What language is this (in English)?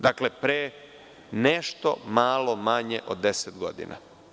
Serbian